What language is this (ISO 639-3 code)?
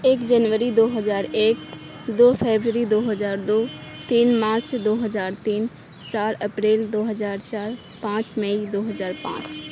urd